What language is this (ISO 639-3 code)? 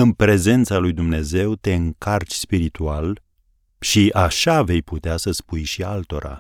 ron